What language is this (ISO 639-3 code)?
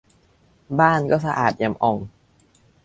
tha